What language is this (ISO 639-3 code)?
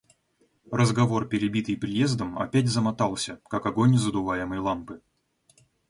rus